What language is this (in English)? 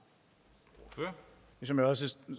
Danish